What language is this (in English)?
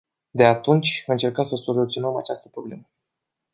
Romanian